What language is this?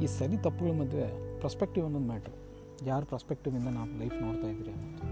Kannada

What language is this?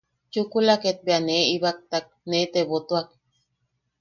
Yaqui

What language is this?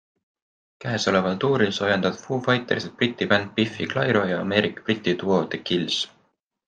Estonian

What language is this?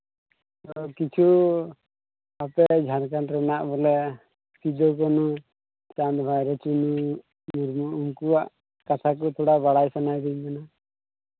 Santali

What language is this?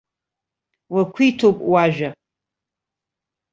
Abkhazian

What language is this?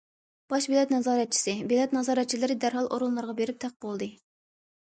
Uyghur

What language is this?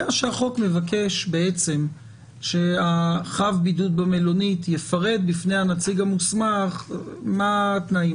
Hebrew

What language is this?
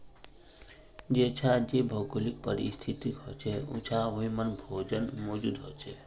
Magahi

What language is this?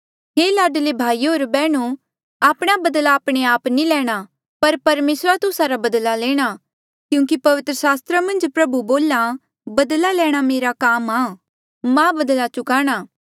Mandeali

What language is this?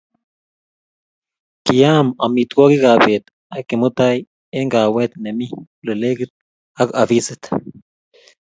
Kalenjin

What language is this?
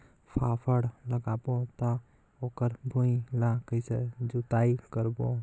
Chhattisgarhi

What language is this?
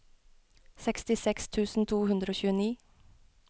Norwegian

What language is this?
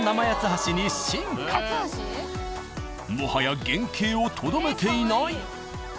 Japanese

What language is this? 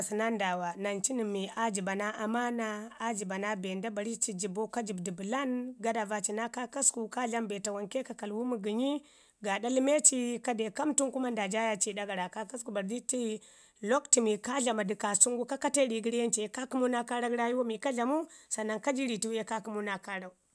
Ngizim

